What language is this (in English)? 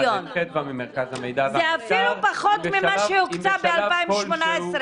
Hebrew